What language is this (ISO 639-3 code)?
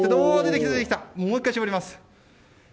jpn